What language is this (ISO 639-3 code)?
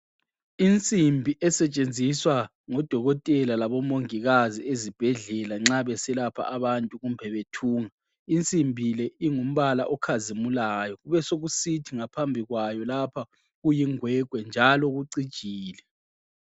nde